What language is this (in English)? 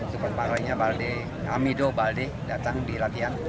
Indonesian